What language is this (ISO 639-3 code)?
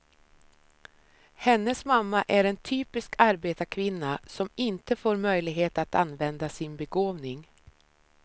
swe